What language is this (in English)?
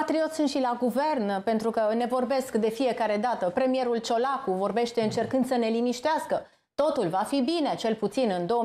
Romanian